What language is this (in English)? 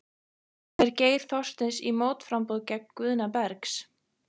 Icelandic